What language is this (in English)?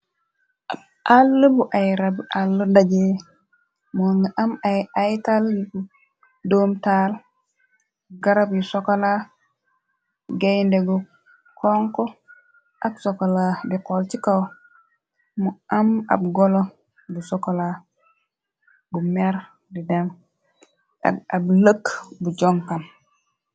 Wolof